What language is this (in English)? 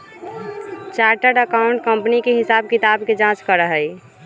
Magahi